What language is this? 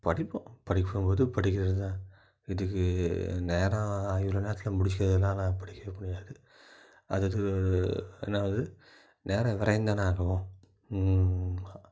Tamil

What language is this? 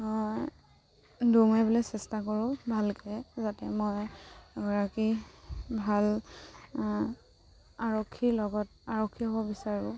Assamese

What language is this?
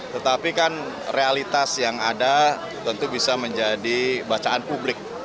Indonesian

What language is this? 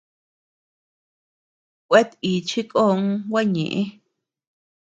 Tepeuxila Cuicatec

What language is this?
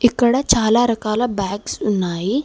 Telugu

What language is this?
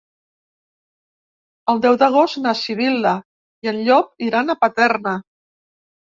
Catalan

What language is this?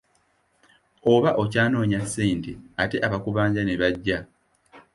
Ganda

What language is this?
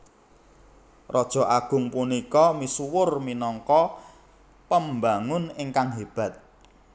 Javanese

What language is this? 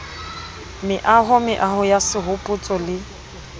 Southern Sotho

